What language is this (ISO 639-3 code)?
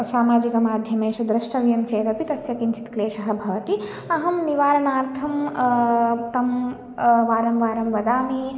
san